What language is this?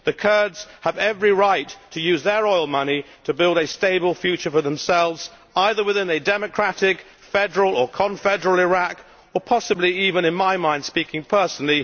English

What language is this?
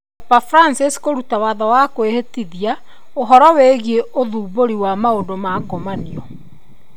Kikuyu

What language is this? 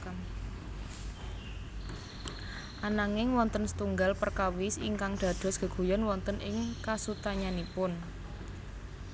Javanese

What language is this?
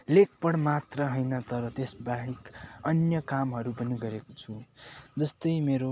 Nepali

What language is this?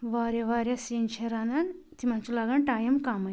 Kashmiri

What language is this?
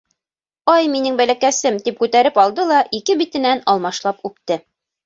Bashkir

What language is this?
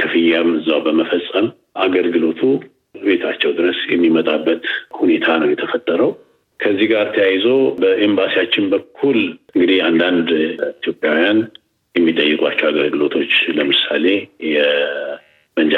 Amharic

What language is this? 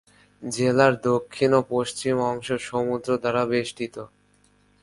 Bangla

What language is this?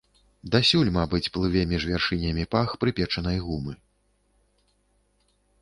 Belarusian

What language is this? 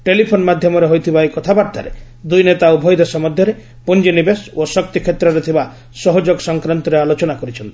Odia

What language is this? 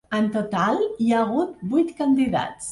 Catalan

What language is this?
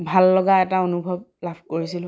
Assamese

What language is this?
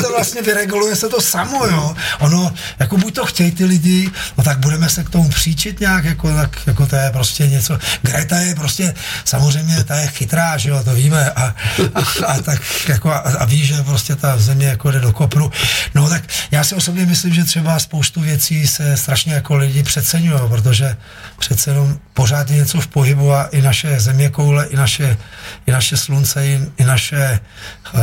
Czech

